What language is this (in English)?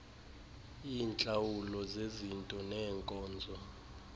Xhosa